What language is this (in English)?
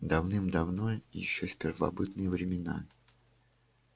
Russian